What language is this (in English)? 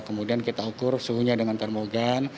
Indonesian